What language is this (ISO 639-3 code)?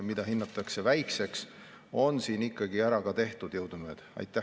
est